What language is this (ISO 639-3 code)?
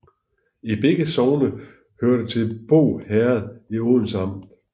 dan